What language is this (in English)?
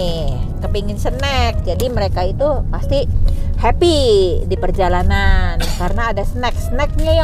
Indonesian